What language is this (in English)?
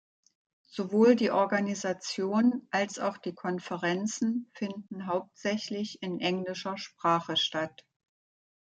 German